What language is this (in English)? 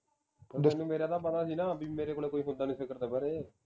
Punjabi